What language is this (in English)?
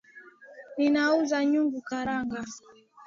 Swahili